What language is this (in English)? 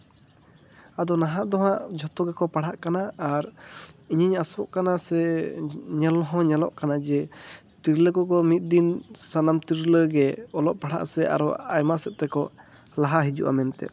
Santali